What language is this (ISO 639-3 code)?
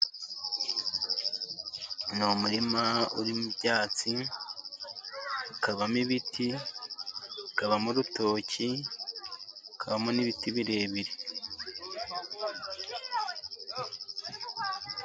kin